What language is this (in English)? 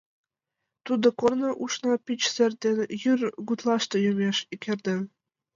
Mari